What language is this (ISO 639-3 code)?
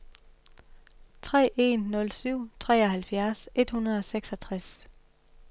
dan